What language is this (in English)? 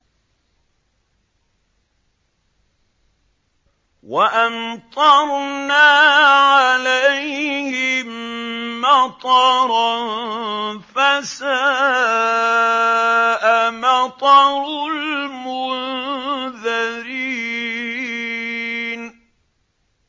Arabic